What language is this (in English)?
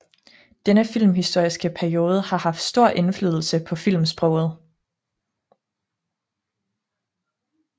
Danish